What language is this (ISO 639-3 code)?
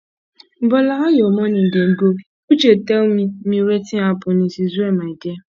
pcm